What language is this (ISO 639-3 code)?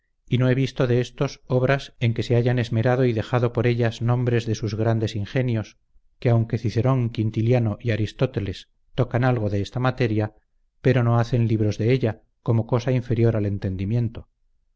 spa